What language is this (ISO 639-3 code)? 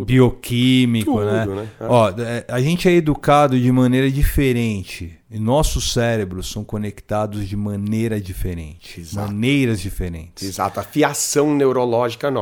por